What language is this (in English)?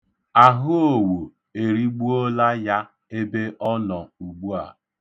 Igbo